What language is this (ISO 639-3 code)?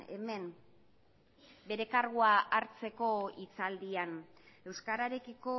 eus